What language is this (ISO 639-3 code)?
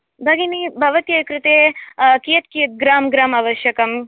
san